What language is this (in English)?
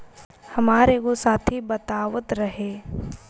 Bhojpuri